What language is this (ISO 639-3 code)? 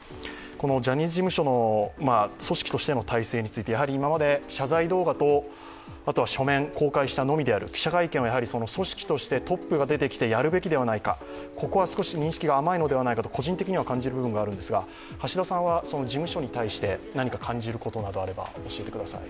jpn